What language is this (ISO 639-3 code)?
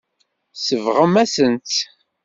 kab